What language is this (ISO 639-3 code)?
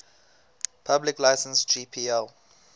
eng